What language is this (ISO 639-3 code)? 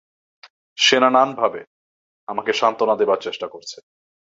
ben